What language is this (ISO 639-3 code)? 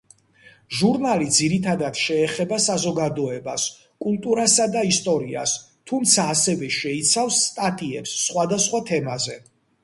kat